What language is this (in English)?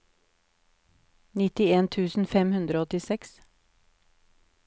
Norwegian